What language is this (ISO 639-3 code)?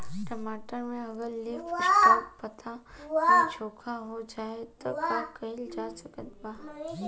bho